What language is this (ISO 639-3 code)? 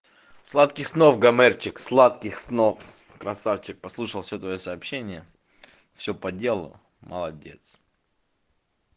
rus